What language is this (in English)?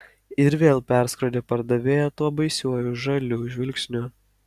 Lithuanian